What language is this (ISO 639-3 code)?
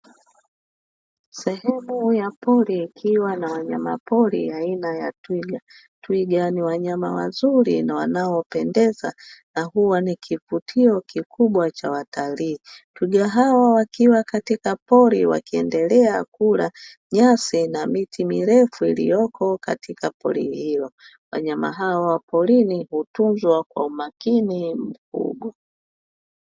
swa